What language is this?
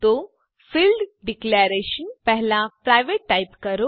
Gujarati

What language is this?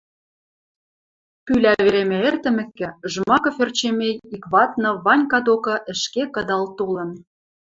Western Mari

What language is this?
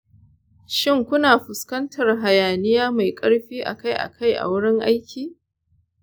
Hausa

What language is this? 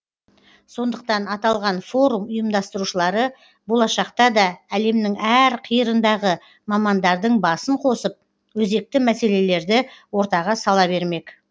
Kazakh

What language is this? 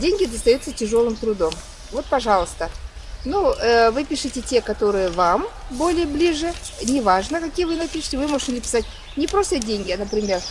Russian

